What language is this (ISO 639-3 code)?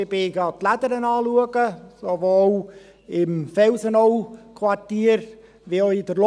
gsw